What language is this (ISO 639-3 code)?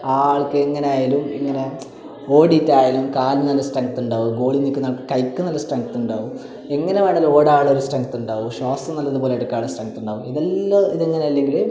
mal